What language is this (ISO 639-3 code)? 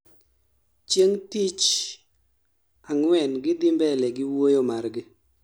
luo